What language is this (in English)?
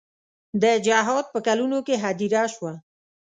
Pashto